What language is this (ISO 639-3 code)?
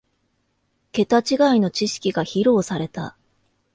jpn